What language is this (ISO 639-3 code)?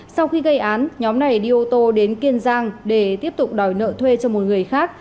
vie